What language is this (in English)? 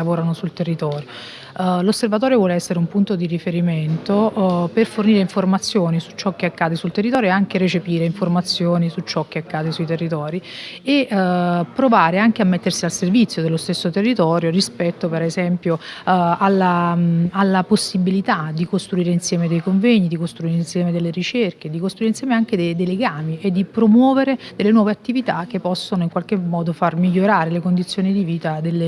Italian